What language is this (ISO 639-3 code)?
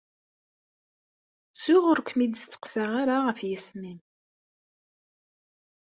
kab